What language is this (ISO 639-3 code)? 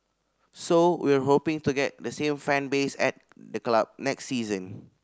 eng